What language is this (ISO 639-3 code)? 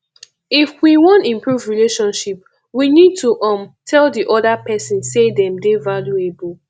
pcm